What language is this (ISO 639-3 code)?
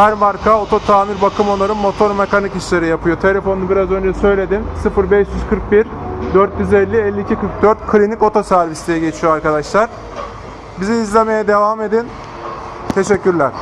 tur